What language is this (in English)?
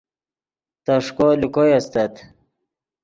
Yidgha